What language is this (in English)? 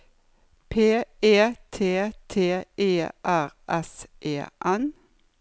Norwegian